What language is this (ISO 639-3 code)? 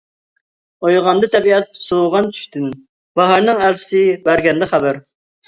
uig